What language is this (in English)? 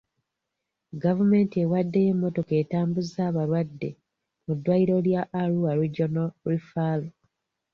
Ganda